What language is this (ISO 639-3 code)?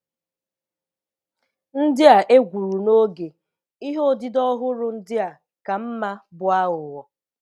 ibo